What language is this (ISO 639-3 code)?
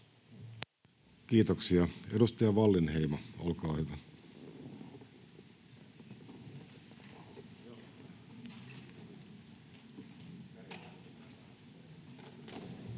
fin